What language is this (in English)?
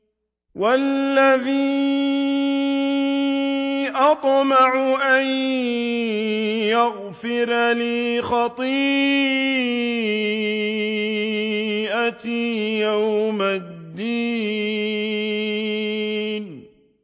Arabic